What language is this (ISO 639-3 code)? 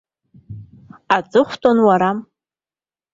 abk